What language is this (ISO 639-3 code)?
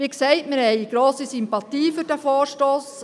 gsw